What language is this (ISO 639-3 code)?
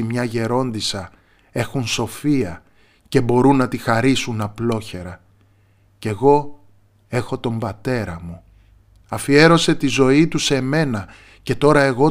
ell